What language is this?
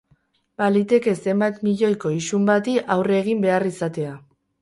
Basque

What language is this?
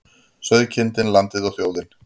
Icelandic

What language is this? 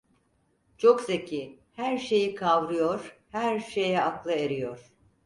Turkish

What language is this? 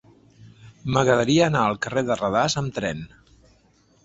Catalan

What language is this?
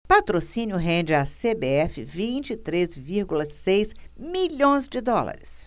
Portuguese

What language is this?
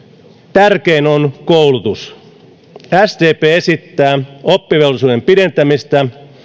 Finnish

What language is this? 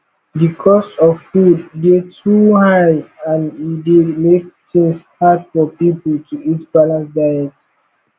Nigerian Pidgin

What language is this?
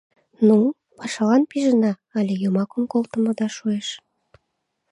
Mari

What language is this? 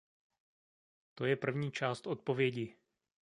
Czech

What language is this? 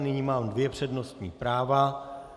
Czech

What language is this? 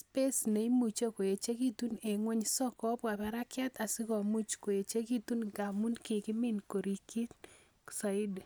Kalenjin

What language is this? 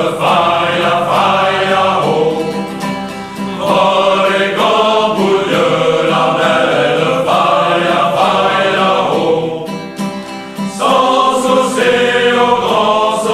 Romanian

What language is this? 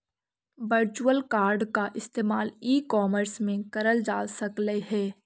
Magahi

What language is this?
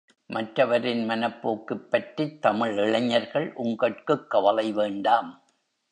Tamil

